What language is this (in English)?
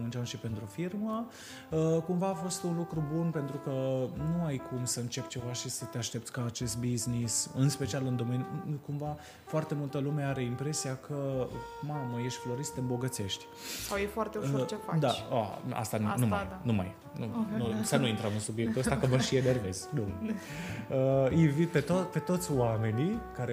Romanian